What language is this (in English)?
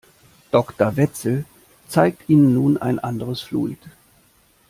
German